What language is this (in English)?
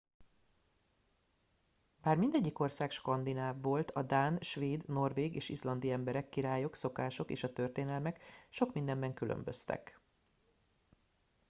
Hungarian